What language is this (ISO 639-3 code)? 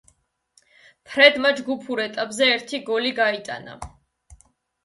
kat